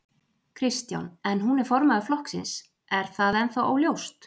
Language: Icelandic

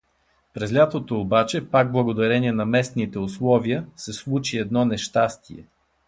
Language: Bulgarian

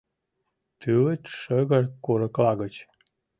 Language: Mari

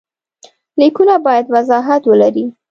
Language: Pashto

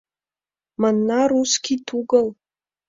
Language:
Mari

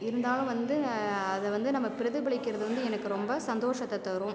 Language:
Tamil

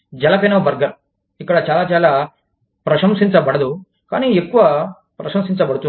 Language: Telugu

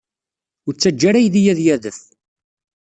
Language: Kabyle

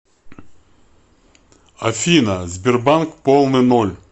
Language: Russian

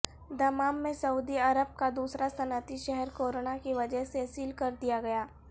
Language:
Urdu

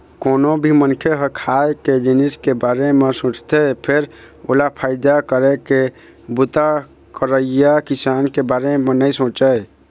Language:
Chhattisgarhi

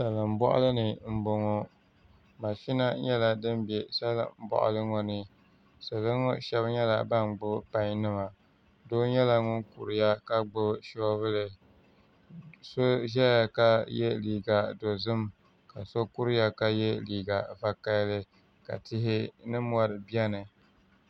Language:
Dagbani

